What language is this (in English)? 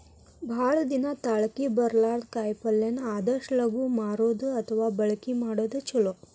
Kannada